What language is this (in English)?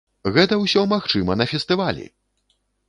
Belarusian